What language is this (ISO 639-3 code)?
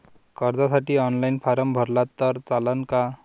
mar